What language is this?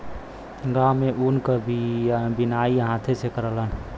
Bhojpuri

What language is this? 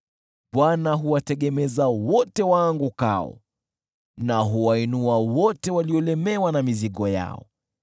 Swahili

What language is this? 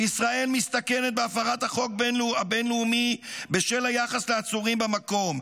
Hebrew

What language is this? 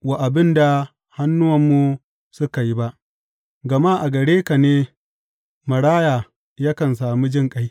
Hausa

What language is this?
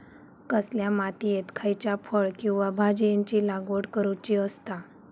Marathi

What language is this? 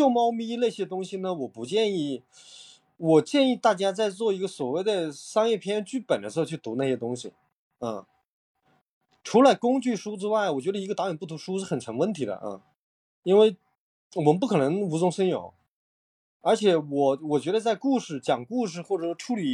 Chinese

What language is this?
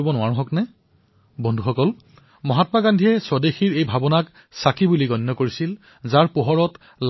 Assamese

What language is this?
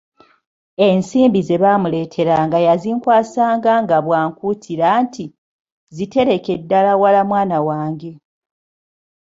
Ganda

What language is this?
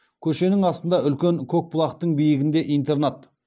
Kazakh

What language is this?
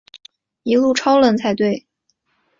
Chinese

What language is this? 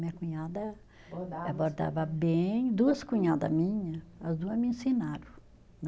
Portuguese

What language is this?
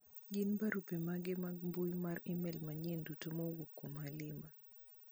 Luo (Kenya and Tanzania)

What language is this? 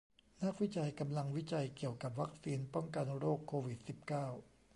Thai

